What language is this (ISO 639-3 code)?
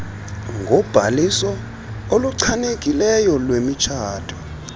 xho